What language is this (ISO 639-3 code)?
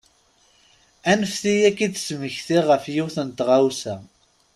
kab